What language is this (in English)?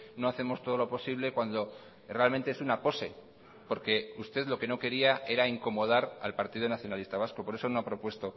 Spanish